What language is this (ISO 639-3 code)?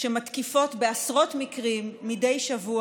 heb